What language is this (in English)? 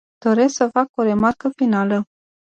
Romanian